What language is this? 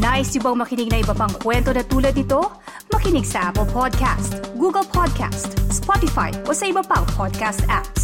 Filipino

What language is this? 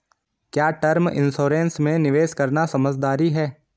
Hindi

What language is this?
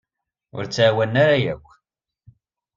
Kabyle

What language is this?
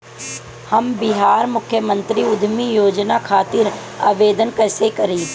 Bhojpuri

